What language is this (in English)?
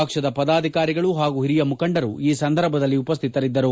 Kannada